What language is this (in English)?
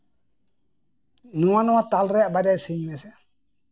Santali